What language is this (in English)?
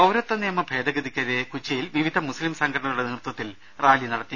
Malayalam